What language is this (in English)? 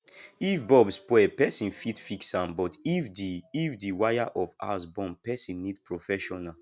Nigerian Pidgin